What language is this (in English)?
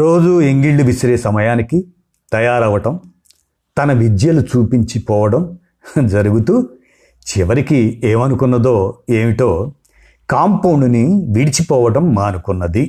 Telugu